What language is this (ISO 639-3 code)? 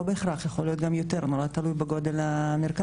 heb